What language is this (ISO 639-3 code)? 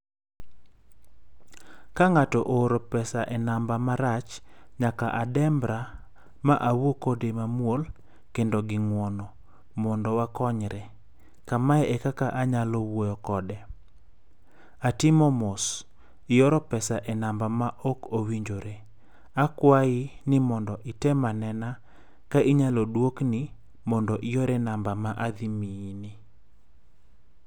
luo